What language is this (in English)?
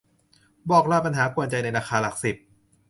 Thai